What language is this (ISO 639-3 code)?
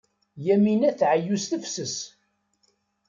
kab